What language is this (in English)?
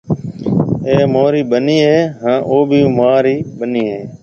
Marwari (Pakistan)